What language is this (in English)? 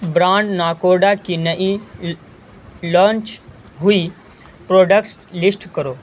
Urdu